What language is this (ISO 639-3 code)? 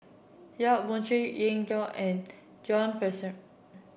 eng